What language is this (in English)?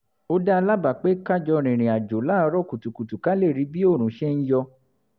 Yoruba